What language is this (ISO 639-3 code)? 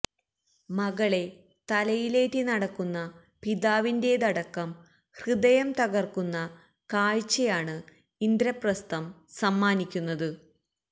mal